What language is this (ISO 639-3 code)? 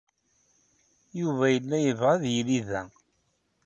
kab